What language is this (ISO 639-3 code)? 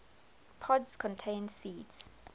eng